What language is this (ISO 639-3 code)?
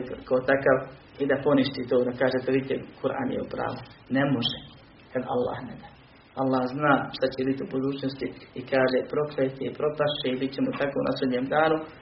hrv